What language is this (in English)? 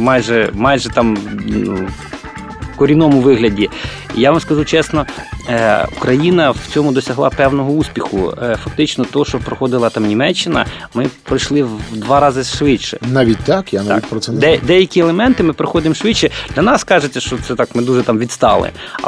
Ukrainian